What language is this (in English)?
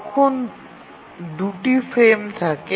Bangla